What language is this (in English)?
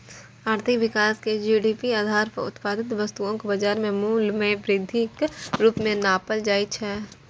Maithili